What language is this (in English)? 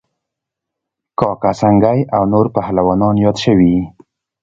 Pashto